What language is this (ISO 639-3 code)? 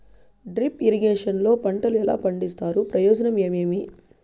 tel